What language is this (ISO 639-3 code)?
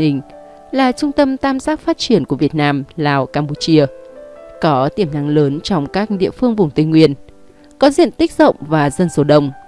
vie